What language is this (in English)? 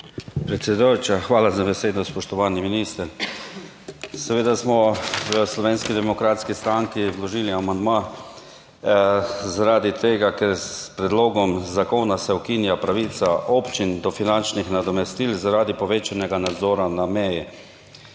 Slovenian